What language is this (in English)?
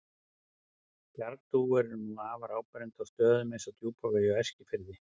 Icelandic